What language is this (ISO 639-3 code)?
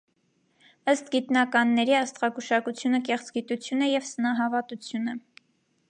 hye